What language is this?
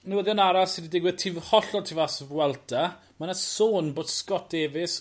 Welsh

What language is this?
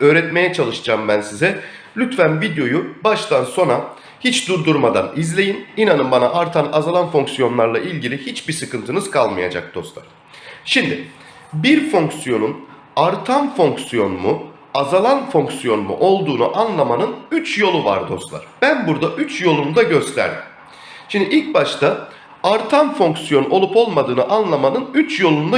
Turkish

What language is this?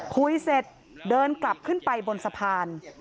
Thai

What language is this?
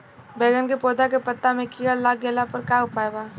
Bhojpuri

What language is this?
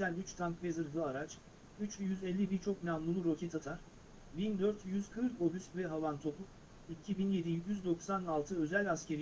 Turkish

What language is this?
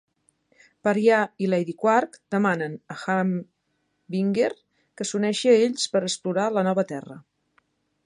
Catalan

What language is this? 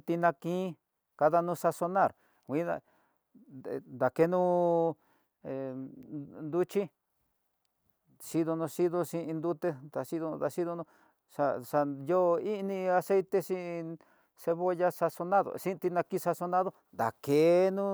Tidaá Mixtec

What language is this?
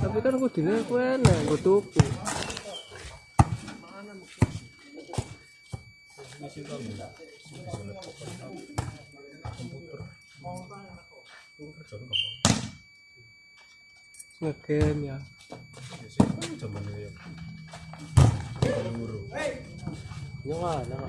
Indonesian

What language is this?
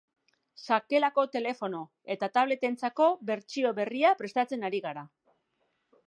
Basque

